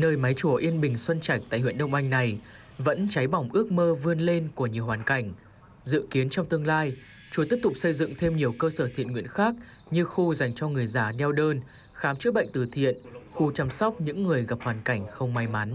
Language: Vietnamese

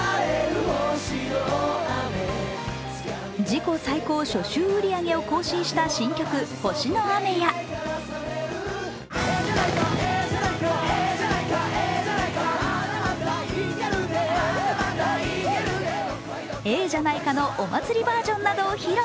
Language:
Japanese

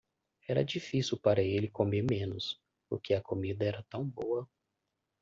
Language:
Portuguese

